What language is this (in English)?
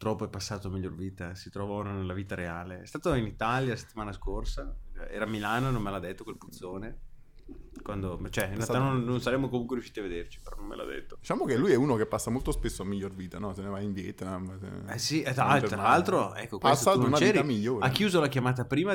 Italian